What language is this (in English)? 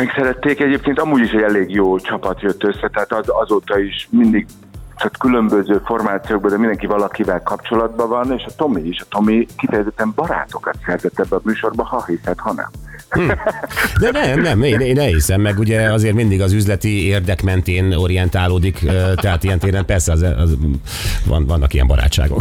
Hungarian